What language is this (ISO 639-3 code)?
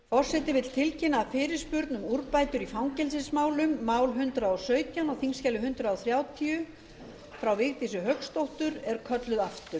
isl